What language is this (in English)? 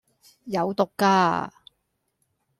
Cantonese